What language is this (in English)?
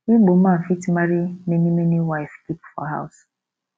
Nigerian Pidgin